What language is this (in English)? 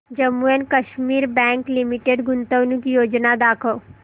Marathi